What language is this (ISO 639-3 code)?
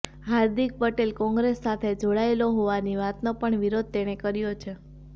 guj